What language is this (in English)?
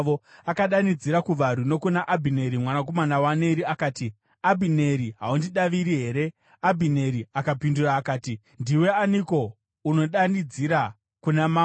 Shona